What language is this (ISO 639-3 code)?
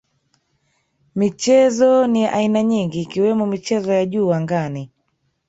swa